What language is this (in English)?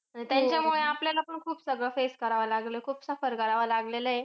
Marathi